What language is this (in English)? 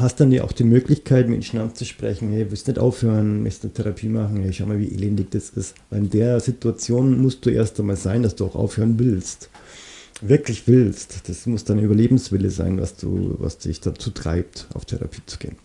German